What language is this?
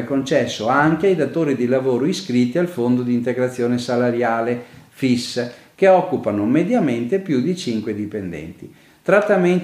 Italian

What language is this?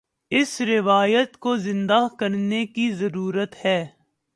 Urdu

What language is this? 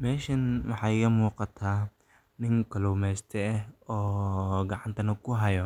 Somali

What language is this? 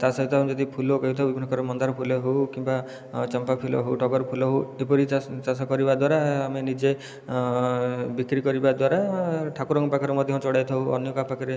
Odia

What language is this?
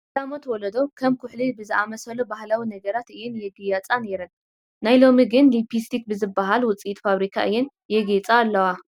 Tigrinya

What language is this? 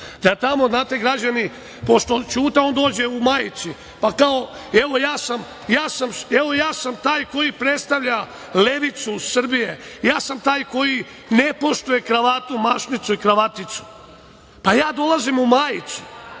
Serbian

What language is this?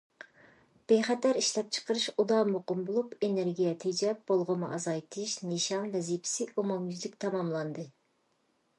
Uyghur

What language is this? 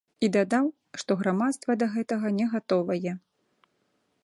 Belarusian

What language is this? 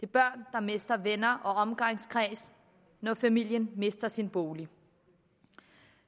Danish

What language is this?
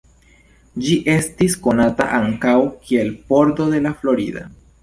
Esperanto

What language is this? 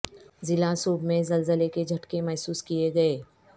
Urdu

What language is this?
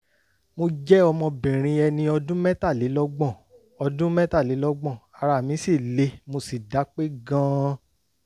Yoruba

